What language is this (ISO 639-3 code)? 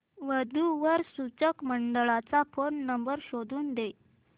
mar